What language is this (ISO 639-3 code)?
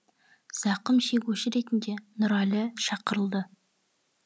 kaz